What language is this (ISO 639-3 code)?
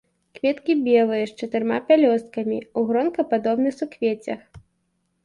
bel